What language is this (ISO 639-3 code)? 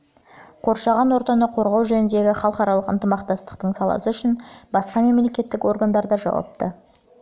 kaz